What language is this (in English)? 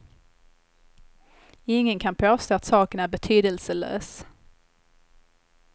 Swedish